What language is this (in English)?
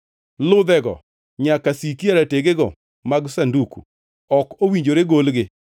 Luo (Kenya and Tanzania)